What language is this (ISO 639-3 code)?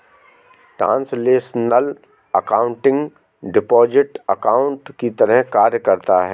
hin